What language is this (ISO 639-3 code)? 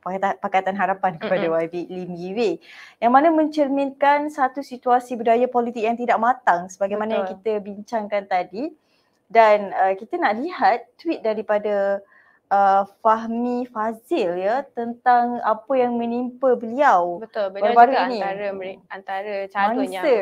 msa